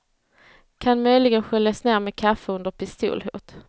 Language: Swedish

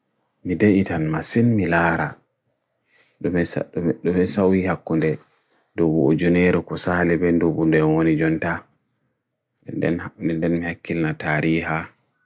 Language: Bagirmi Fulfulde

